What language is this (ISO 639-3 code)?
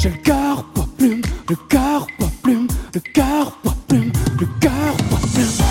fra